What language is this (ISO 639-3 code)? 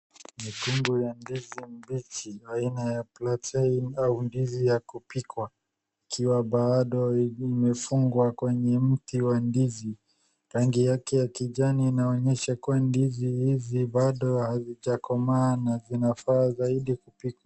swa